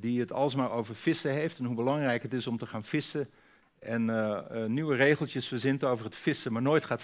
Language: Dutch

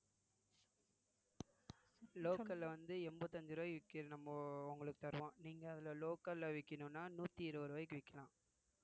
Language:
Tamil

